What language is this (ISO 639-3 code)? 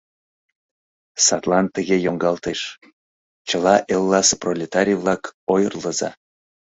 chm